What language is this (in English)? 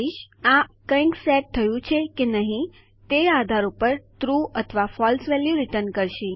Gujarati